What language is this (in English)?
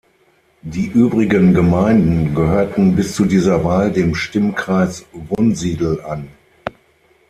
German